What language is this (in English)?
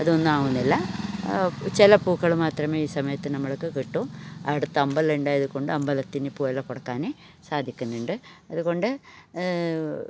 Malayalam